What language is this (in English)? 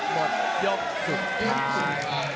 Thai